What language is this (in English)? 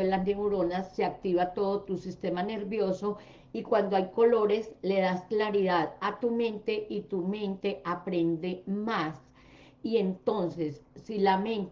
Spanish